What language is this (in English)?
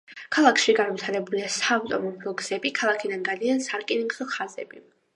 Georgian